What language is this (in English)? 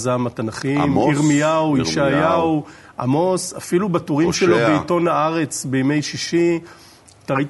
Hebrew